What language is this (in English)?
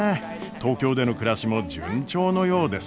Japanese